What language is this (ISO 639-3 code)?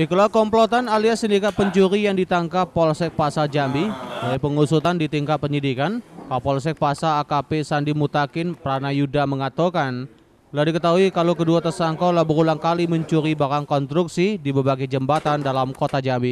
ind